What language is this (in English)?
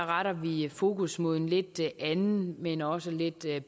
Danish